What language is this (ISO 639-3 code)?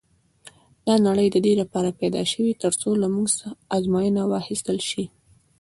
pus